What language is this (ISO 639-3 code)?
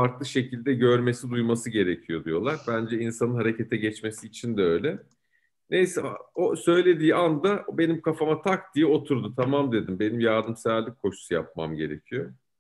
tur